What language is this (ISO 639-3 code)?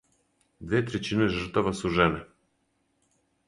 srp